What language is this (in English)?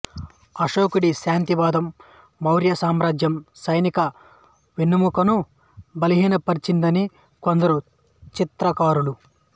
Telugu